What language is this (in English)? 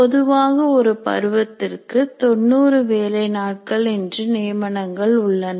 Tamil